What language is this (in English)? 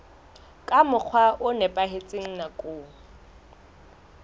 Southern Sotho